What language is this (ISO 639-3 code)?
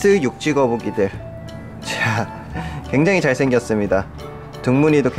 kor